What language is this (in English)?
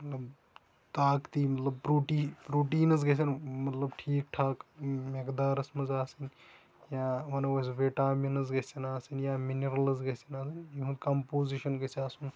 Kashmiri